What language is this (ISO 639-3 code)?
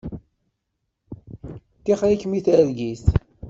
kab